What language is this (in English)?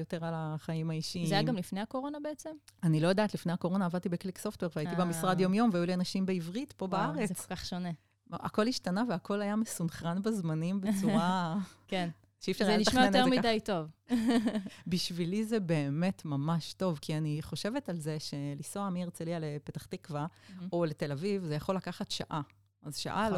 Hebrew